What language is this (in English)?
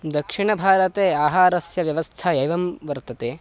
Sanskrit